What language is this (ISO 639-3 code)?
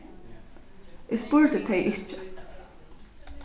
fao